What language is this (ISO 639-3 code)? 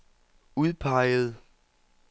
dan